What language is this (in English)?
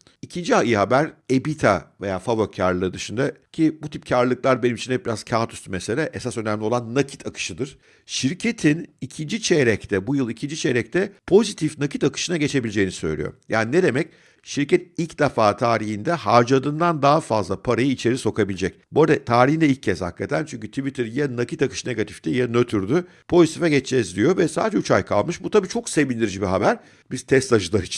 Turkish